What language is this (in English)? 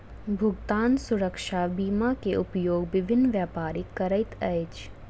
Maithili